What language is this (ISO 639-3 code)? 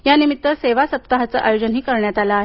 mar